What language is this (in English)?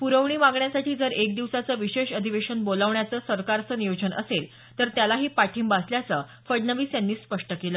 Marathi